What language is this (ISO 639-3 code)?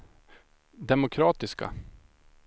swe